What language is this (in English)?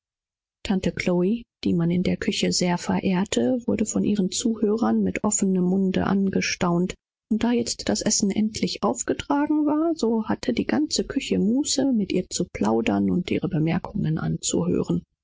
German